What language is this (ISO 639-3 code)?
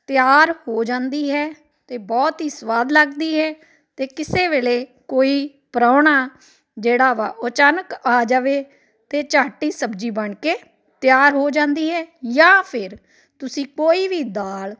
pan